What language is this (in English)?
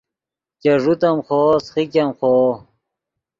Yidgha